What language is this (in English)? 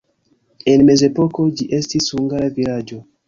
Esperanto